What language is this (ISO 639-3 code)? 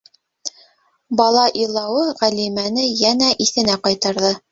bak